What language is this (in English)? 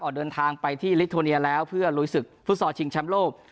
Thai